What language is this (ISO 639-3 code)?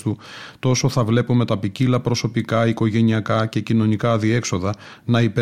ell